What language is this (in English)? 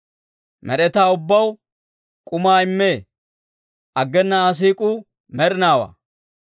Dawro